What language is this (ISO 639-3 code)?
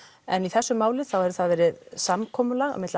isl